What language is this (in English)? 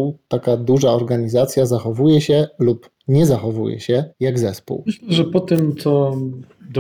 Polish